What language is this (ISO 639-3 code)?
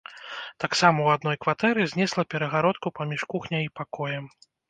bel